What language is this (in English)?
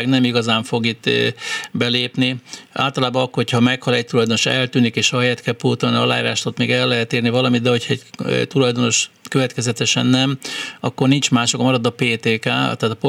Hungarian